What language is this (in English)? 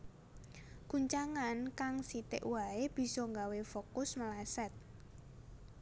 Javanese